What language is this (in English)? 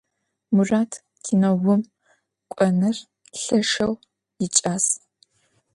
Adyghe